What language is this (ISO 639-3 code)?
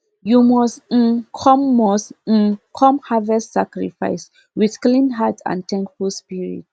pcm